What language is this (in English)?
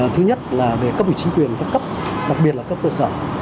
Vietnamese